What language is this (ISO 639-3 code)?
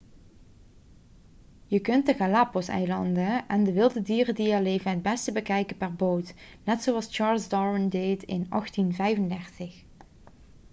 nld